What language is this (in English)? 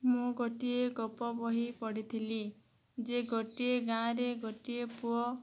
Odia